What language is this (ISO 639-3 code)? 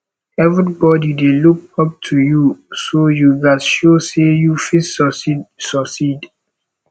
pcm